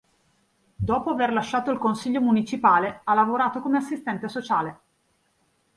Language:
Italian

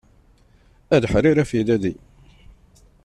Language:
Kabyle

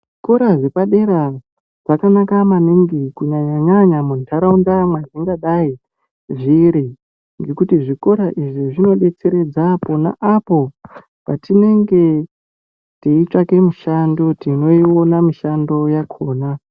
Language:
Ndau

